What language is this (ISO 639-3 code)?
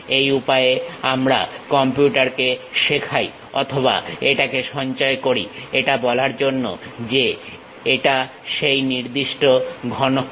ben